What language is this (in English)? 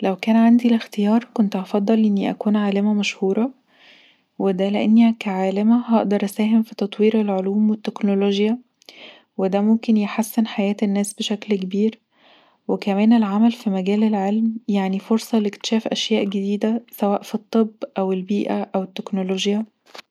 Egyptian Arabic